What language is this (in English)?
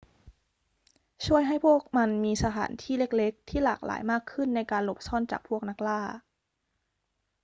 Thai